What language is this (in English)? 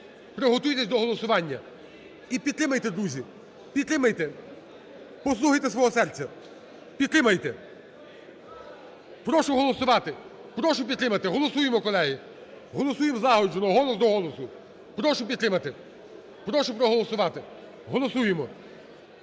Ukrainian